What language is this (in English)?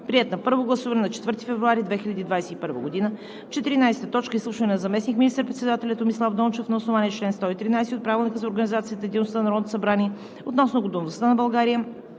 Bulgarian